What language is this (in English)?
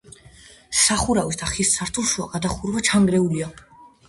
Georgian